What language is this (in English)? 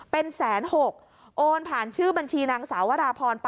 Thai